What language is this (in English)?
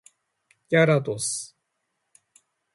Japanese